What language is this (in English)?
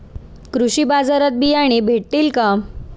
Marathi